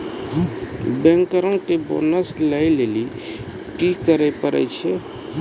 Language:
Maithili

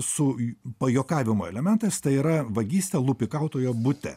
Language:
Lithuanian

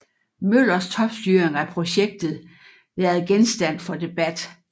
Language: Danish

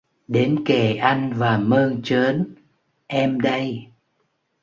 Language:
Vietnamese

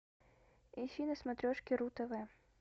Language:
Russian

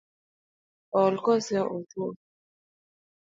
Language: Luo (Kenya and Tanzania)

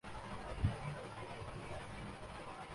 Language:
Urdu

